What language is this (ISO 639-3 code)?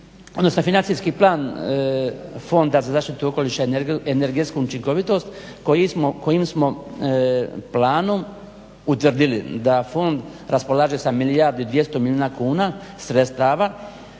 hrv